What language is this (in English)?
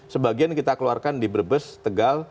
Indonesian